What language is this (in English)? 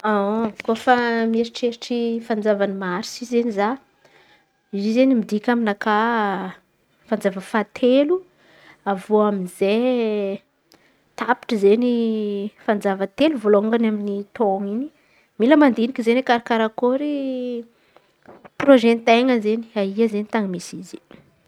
Antankarana Malagasy